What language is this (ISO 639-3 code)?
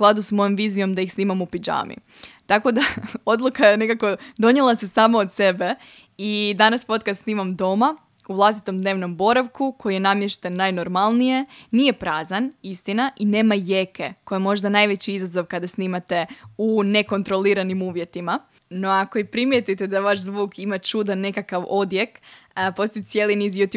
hrv